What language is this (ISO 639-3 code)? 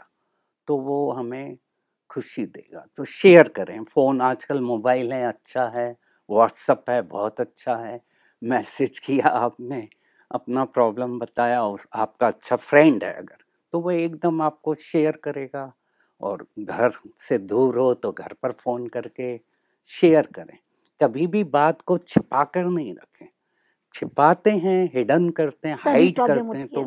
hin